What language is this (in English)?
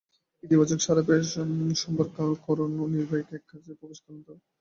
Bangla